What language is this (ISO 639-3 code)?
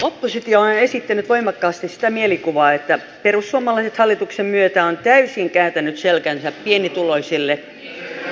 fin